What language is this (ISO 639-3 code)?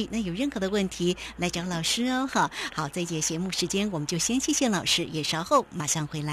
zho